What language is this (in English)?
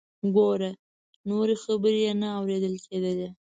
Pashto